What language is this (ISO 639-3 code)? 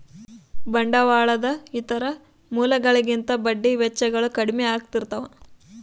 kan